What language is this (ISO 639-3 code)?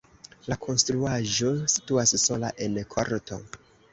epo